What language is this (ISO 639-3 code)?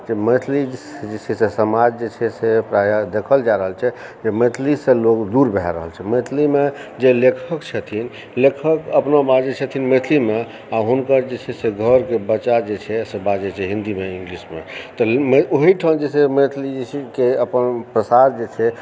mai